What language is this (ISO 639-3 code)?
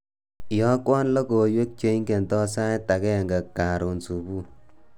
kln